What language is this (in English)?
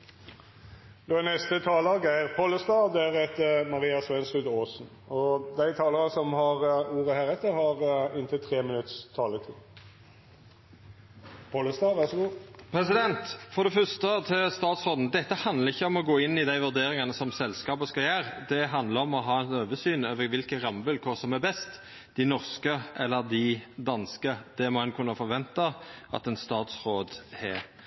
Norwegian